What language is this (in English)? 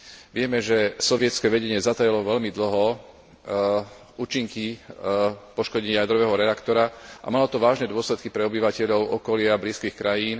Slovak